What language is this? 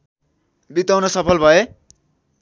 Nepali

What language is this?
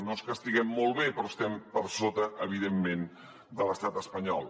Catalan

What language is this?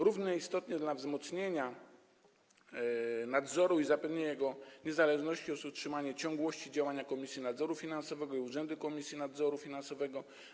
Polish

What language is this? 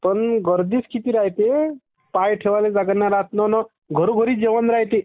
Marathi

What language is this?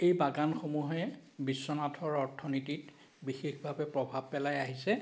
Assamese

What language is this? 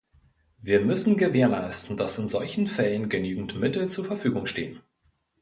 German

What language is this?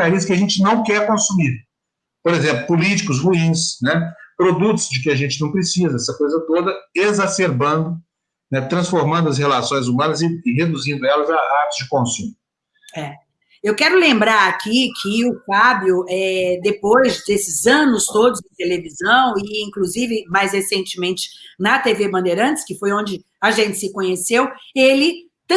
Portuguese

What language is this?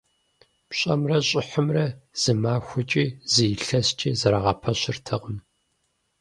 Kabardian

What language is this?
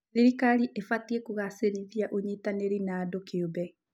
Kikuyu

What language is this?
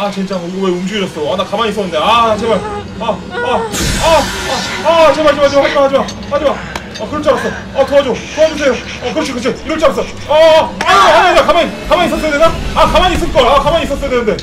Korean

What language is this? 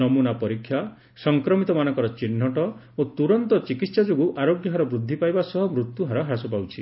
Odia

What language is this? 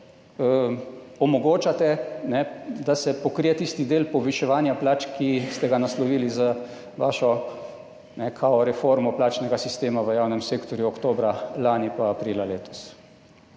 Slovenian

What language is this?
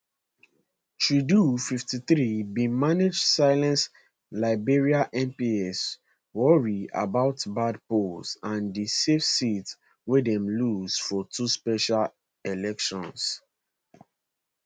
Nigerian Pidgin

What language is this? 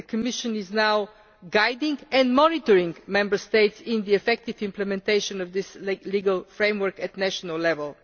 English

